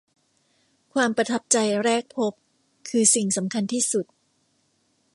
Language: Thai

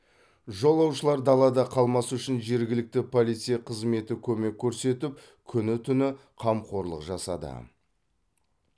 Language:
Kazakh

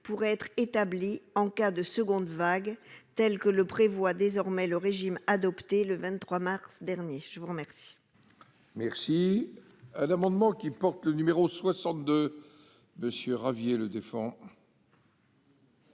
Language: French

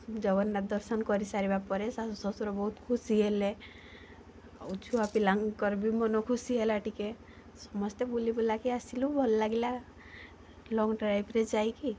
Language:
Odia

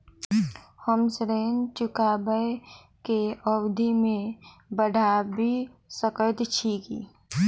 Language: Maithili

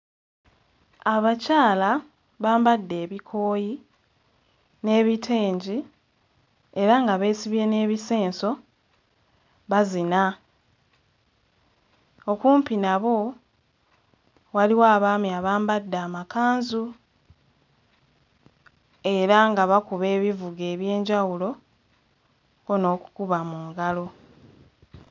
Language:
Ganda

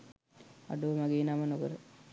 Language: Sinhala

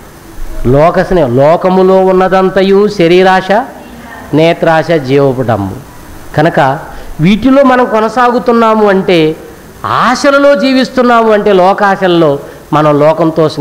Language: Hindi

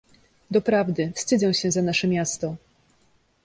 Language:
Polish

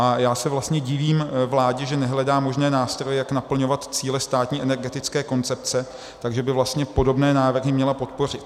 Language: Czech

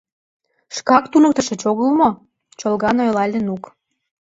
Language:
Mari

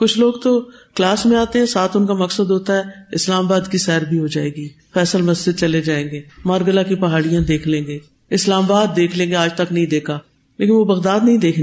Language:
Urdu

